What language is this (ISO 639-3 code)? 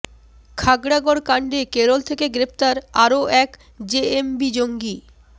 ben